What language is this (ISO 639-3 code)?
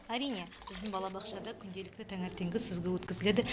kaz